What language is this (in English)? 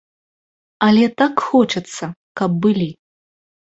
Belarusian